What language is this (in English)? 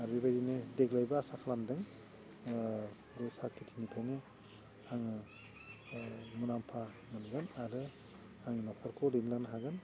Bodo